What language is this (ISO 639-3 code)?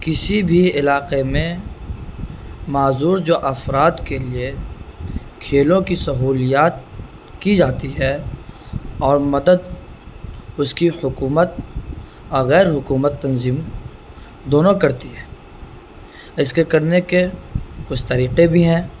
urd